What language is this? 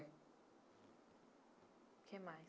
Portuguese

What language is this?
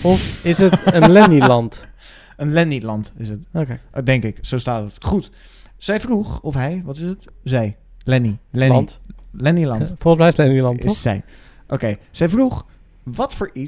Dutch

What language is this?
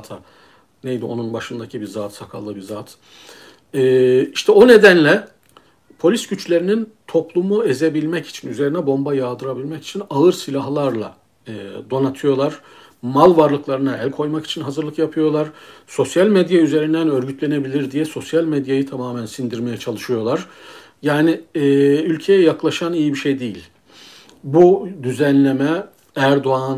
Turkish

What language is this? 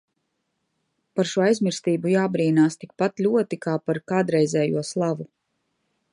Latvian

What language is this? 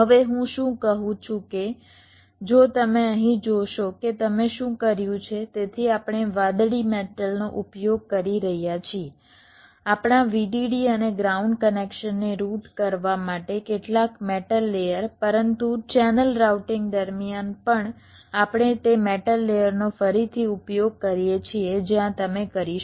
Gujarati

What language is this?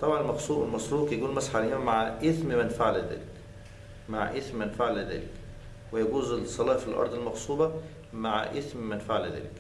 Arabic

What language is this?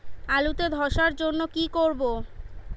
Bangla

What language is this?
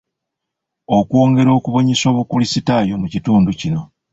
Ganda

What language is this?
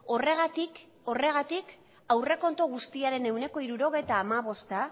Basque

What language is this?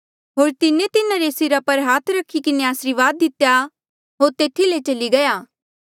Mandeali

